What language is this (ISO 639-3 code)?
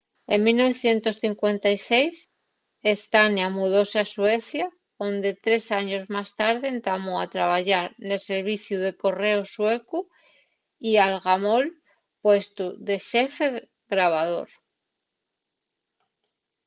ast